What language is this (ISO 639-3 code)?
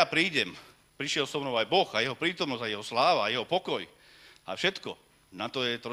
slk